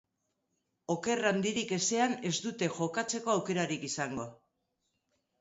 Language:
Basque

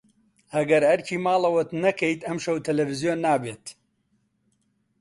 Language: Central Kurdish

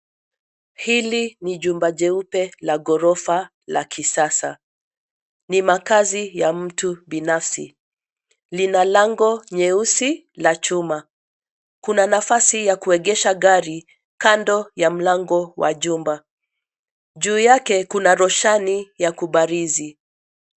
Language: Swahili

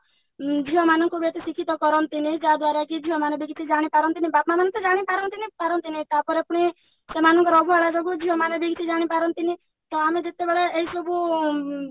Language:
Odia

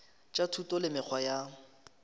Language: Northern Sotho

